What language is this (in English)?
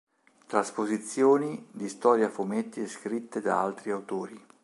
Italian